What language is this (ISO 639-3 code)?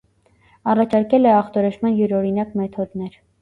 hye